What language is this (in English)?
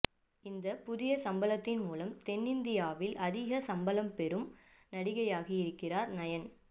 Tamil